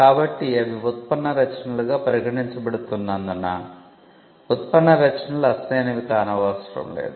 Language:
Telugu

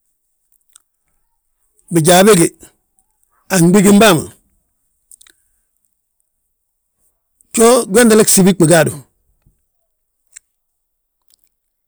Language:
Balanta-Ganja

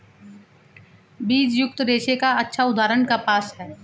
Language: Hindi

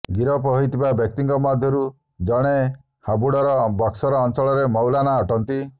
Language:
Odia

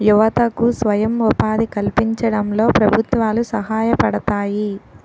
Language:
Telugu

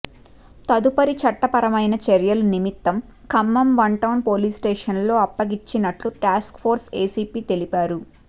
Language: Telugu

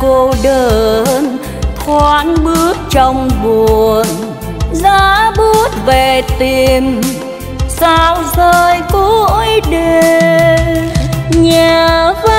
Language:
Vietnamese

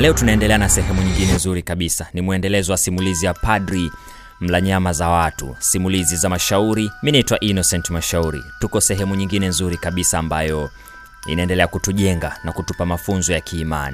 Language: Swahili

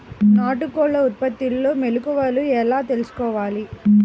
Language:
Telugu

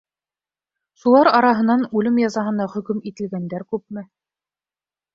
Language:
Bashkir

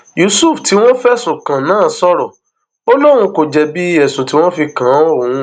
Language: Yoruba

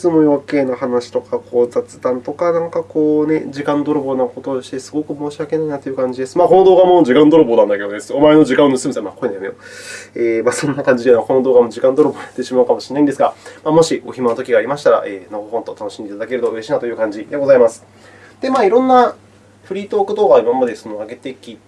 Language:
Japanese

